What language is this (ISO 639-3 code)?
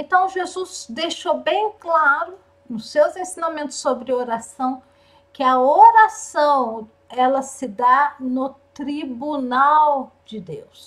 por